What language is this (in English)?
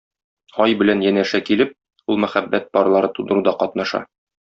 Tatar